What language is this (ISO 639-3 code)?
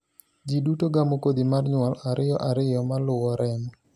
luo